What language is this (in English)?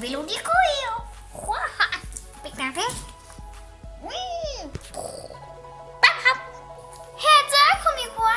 Italian